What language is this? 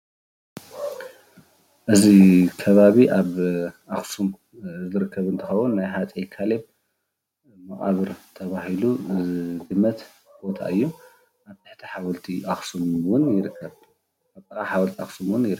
Tigrinya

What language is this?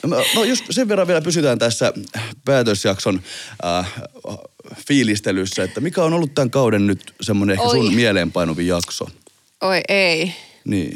Finnish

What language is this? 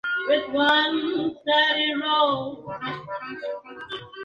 Spanish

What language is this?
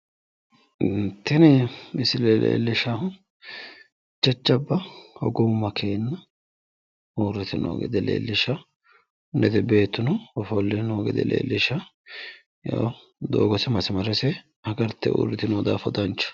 Sidamo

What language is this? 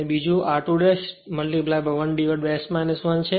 Gujarati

